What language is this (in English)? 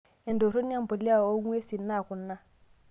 Masai